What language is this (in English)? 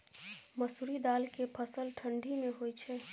Maithili